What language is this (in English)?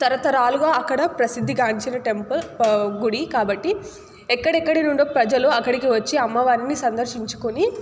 Telugu